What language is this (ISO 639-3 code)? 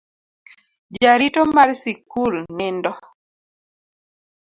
luo